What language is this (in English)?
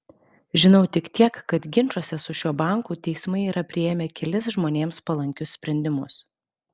Lithuanian